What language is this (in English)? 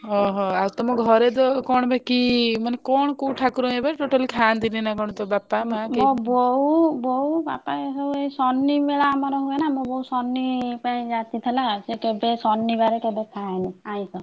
Odia